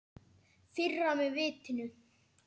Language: Icelandic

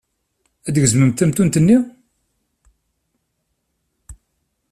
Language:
Kabyle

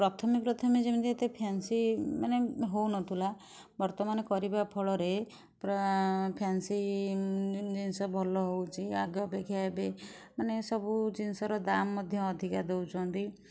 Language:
Odia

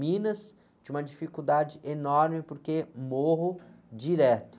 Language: Portuguese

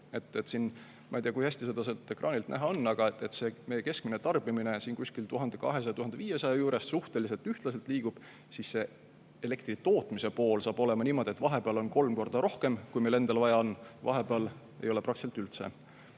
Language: Estonian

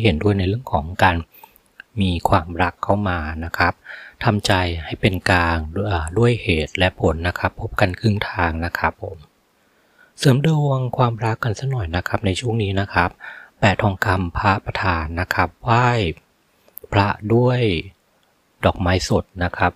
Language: Thai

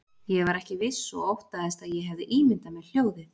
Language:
Icelandic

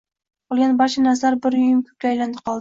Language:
Uzbek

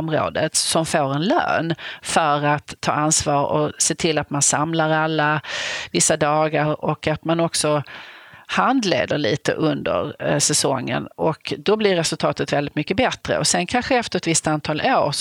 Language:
Swedish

